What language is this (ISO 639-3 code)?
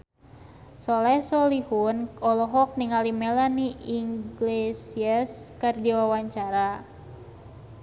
sun